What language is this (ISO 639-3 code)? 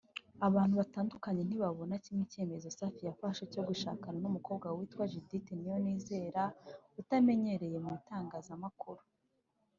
kin